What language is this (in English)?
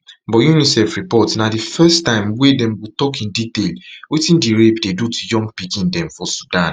Nigerian Pidgin